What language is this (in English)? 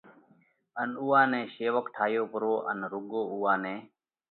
Parkari Koli